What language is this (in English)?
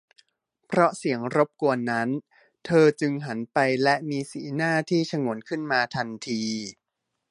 Thai